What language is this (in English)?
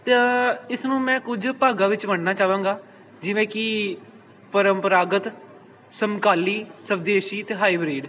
Punjabi